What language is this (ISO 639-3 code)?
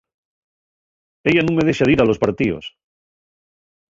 ast